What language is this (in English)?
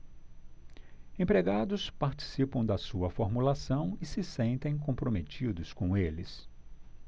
Portuguese